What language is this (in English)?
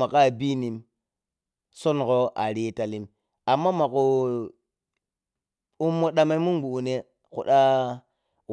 Piya-Kwonci